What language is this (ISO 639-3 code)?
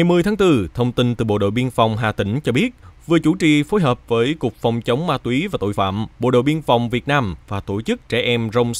vie